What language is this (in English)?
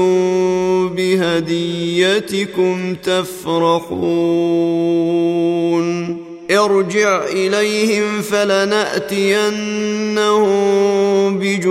Arabic